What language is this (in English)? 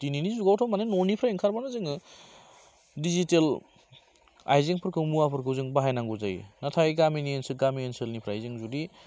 Bodo